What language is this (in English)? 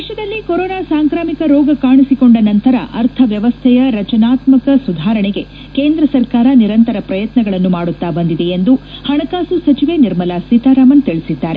Kannada